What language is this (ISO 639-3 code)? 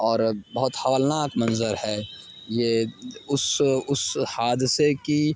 urd